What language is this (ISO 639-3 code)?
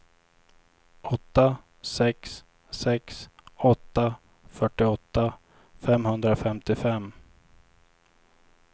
swe